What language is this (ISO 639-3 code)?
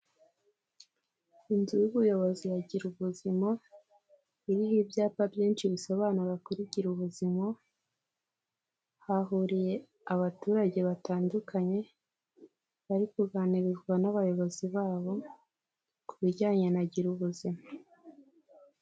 kin